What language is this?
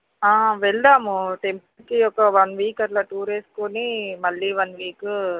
Telugu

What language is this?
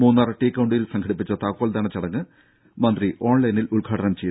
Malayalam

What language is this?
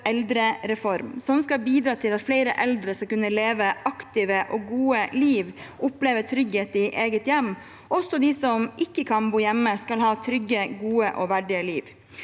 Norwegian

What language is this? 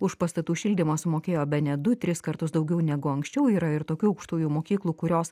Lithuanian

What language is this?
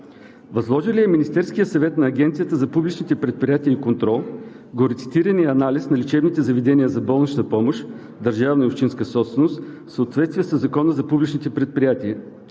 Bulgarian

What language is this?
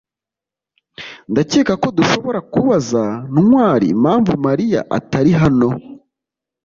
Kinyarwanda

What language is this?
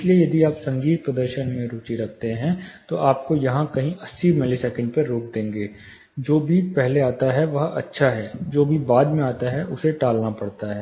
Hindi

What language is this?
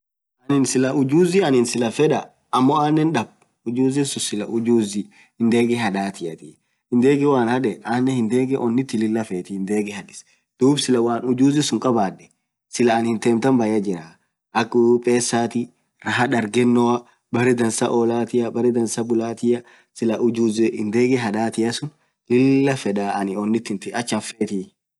Orma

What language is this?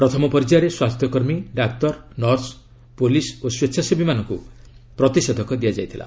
Odia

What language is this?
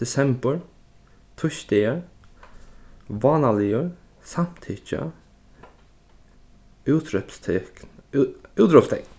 Faroese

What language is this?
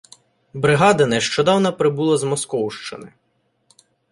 Ukrainian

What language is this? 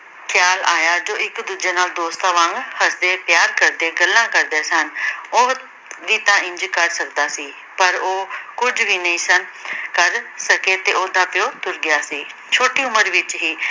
Punjabi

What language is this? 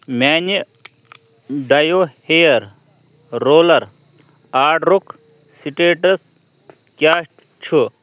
Kashmiri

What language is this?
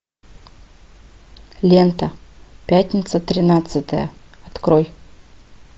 Russian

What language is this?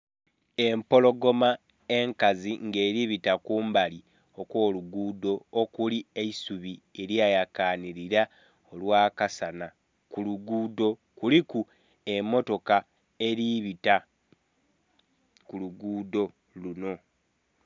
Soga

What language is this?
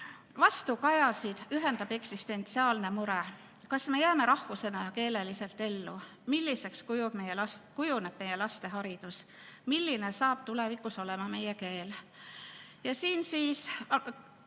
Estonian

